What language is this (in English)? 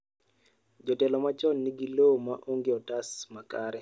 Luo (Kenya and Tanzania)